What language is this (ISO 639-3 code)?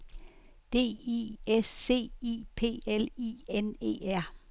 dan